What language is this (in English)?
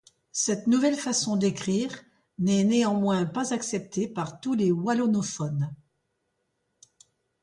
French